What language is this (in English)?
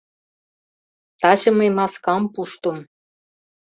Mari